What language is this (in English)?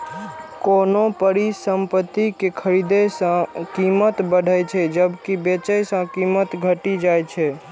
Maithili